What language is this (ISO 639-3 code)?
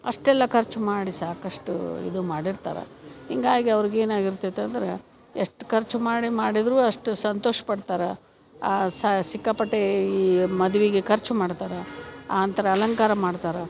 kan